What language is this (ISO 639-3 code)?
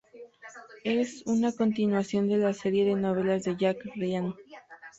spa